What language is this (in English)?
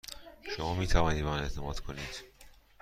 Persian